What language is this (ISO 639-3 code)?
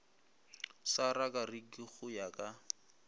nso